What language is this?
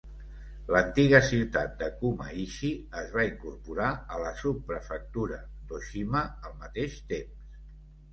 Catalan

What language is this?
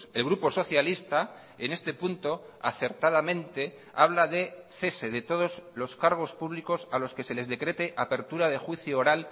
Spanish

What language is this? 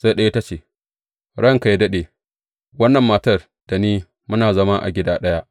Hausa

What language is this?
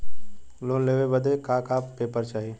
Bhojpuri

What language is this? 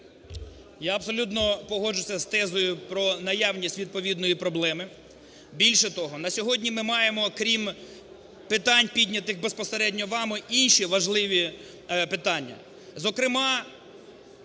Ukrainian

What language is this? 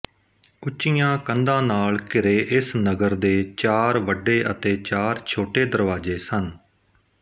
Punjabi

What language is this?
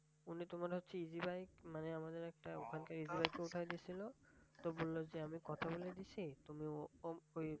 Bangla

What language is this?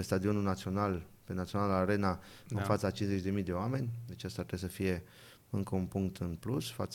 Romanian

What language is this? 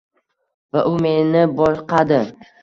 Uzbek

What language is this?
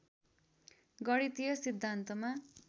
Nepali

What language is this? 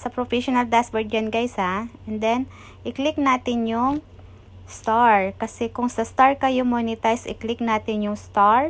Filipino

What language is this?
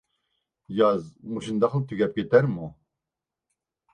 Uyghur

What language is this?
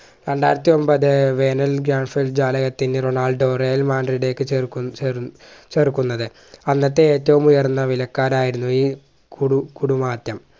Malayalam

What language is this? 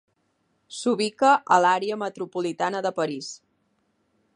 Catalan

